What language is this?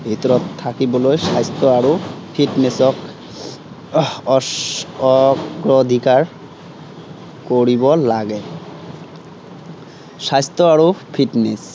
Assamese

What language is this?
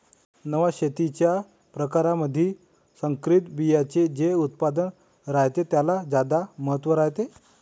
Marathi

